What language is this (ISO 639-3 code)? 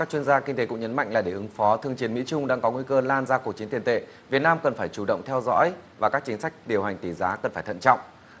vie